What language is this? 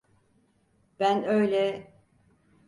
Turkish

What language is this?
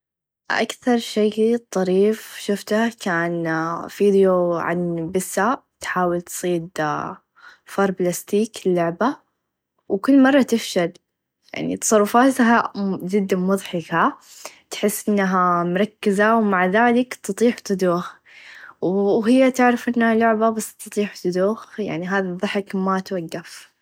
Najdi Arabic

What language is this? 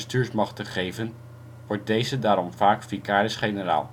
Dutch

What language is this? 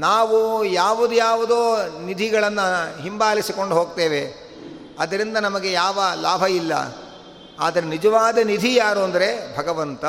Kannada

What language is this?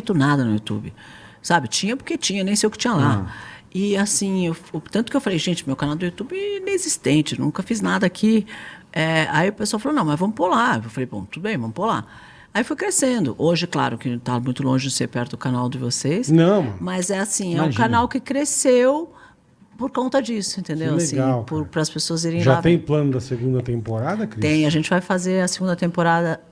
Portuguese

